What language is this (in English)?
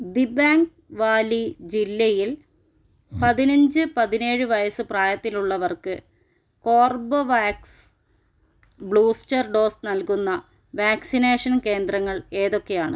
Malayalam